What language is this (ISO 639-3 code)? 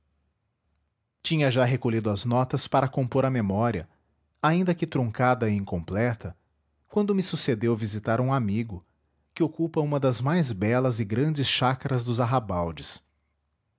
por